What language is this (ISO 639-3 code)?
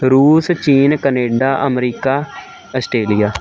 pan